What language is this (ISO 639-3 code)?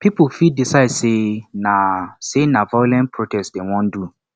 pcm